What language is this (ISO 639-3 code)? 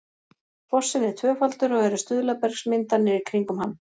isl